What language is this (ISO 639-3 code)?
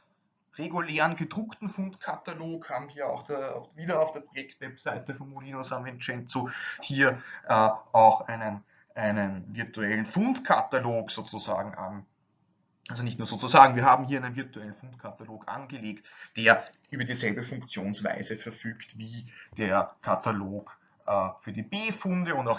deu